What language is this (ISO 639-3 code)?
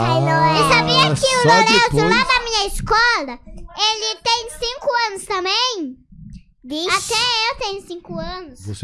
por